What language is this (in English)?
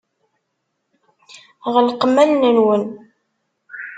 Kabyle